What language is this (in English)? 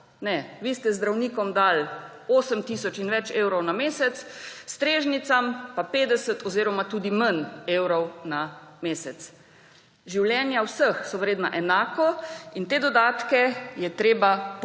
Slovenian